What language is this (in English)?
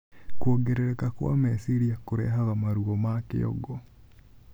Kikuyu